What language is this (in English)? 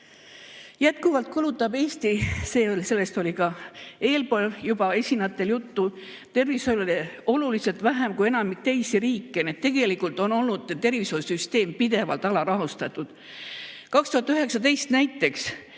Estonian